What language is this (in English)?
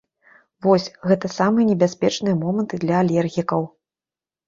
Belarusian